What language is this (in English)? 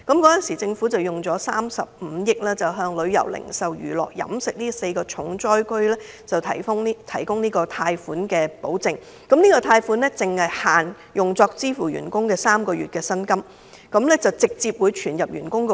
Cantonese